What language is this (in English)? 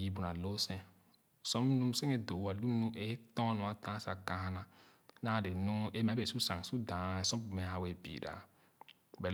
Khana